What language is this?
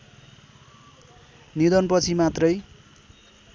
Nepali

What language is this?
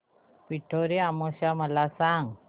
Marathi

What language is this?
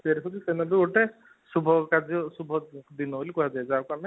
Odia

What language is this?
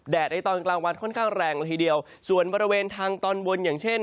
Thai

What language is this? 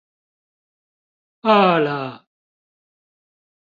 Chinese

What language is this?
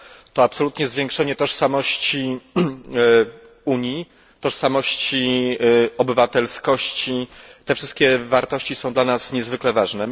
Polish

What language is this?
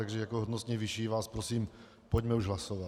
Czech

